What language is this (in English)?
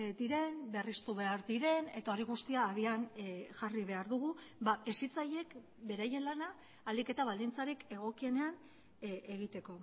Basque